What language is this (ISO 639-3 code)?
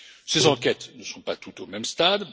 fra